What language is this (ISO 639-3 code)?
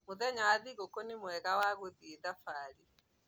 kik